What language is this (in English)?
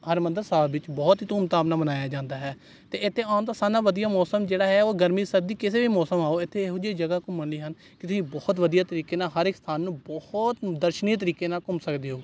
Punjabi